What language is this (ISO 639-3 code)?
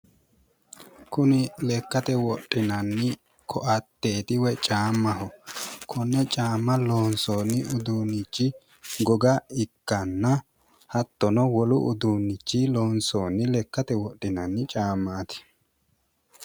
sid